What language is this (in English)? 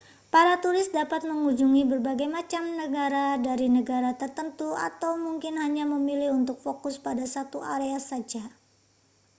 Indonesian